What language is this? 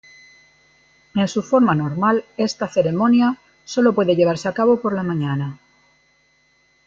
Spanish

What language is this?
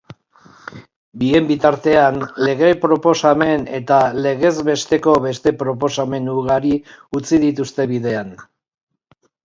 Basque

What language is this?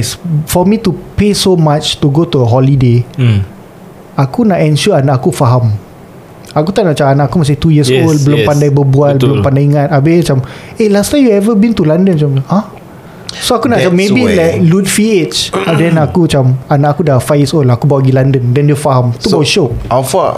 Malay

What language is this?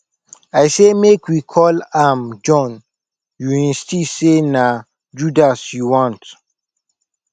Nigerian Pidgin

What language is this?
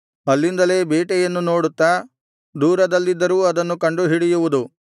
Kannada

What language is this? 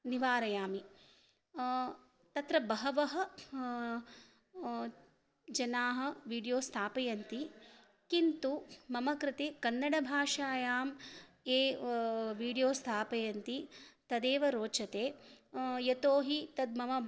Sanskrit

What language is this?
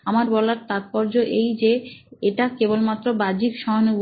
Bangla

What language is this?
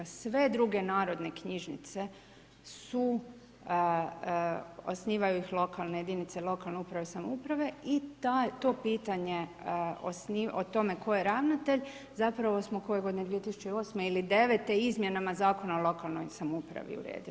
Croatian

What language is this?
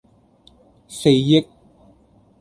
Cantonese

